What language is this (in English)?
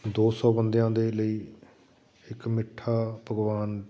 Punjabi